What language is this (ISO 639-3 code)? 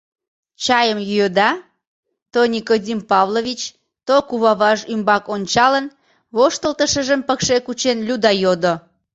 chm